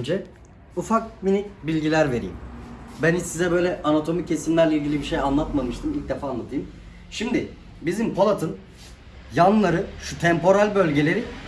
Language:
Turkish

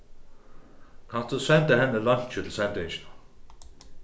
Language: Faroese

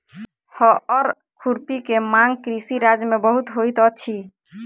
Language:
Maithili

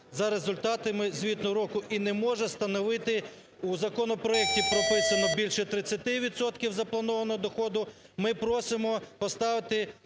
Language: Ukrainian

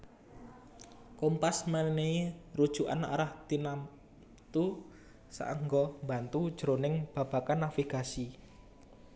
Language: Javanese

